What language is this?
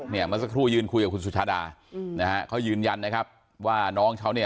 Thai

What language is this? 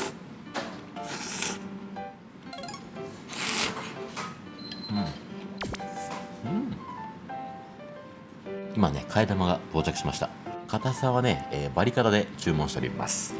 Japanese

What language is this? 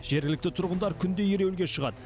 Kazakh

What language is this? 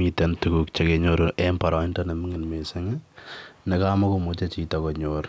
Kalenjin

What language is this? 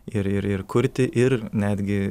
Lithuanian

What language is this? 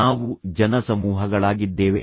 Kannada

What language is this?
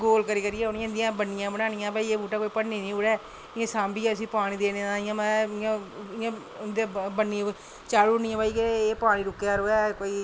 Dogri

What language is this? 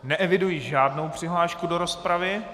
Czech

